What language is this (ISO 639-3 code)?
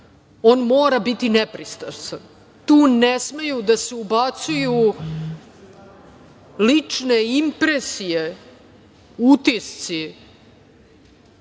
srp